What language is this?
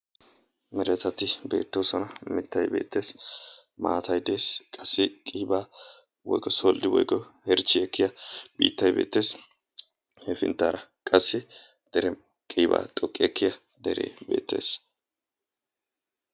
Wolaytta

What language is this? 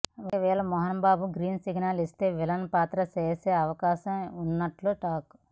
Telugu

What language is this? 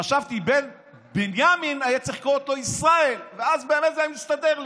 Hebrew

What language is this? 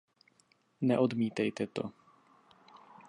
Czech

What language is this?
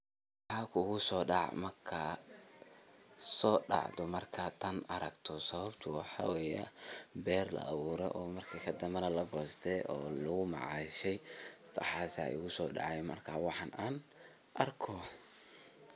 Somali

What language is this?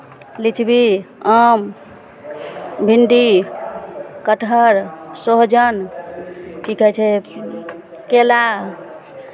Maithili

